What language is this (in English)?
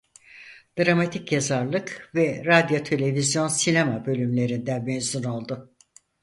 Turkish